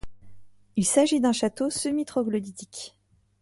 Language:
French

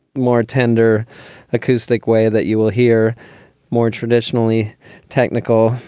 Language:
English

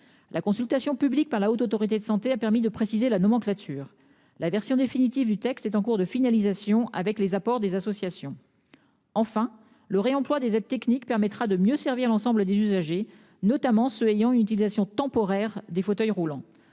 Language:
French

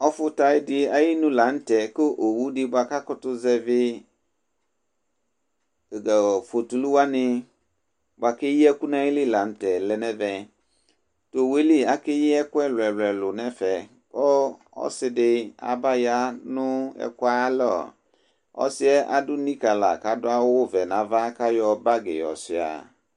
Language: Ikposo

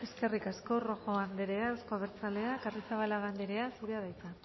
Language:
Basque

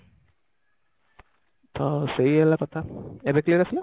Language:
Odia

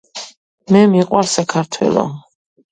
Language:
Georgian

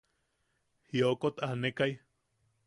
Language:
Yaqui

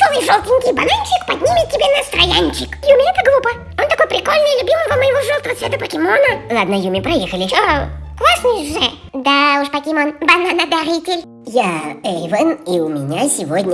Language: Russian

